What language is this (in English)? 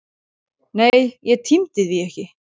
Icelandic